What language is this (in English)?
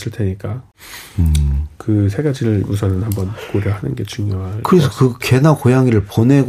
Korean